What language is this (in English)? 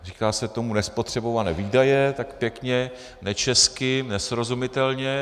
Czech